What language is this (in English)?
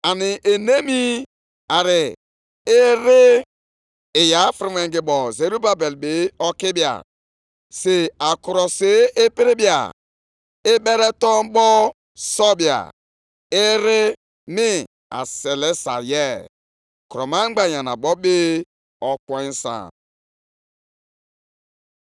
Igbo